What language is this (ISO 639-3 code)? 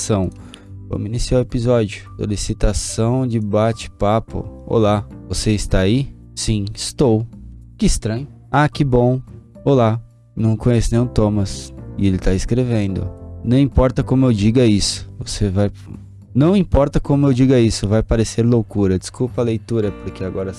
por